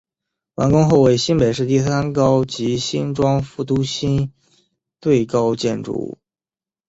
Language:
Chinese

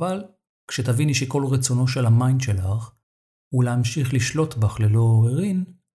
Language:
Hebrew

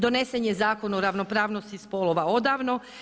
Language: Croatian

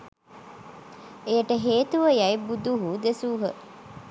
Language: Sinhala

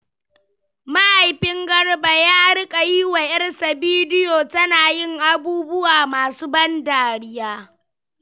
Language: Hausa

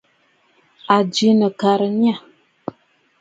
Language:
Bafut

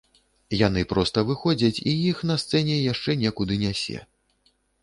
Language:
Belarusian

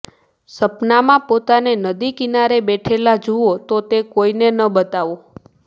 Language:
Gujarati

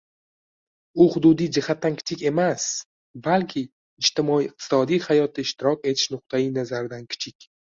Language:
Uzbek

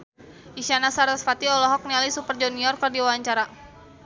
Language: Sundanese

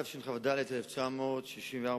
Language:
Hebrew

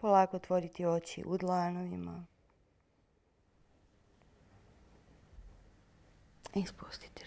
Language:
Macedonian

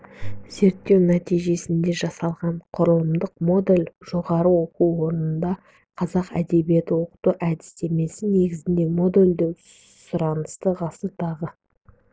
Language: Kazakh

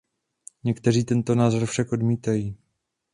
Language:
Czech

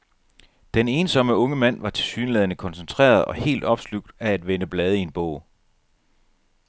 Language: Danish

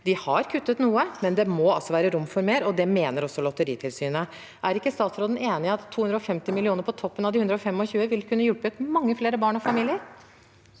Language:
Norwegian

